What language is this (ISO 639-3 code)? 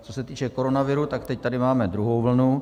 ces